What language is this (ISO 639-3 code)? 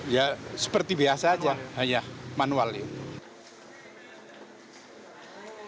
ind